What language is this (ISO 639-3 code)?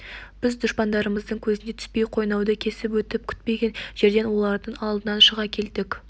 kaz